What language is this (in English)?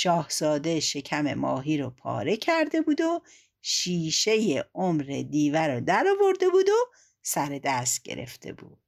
Persian